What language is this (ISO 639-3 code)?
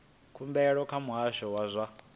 ven